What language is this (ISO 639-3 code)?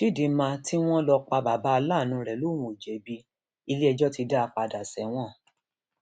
yor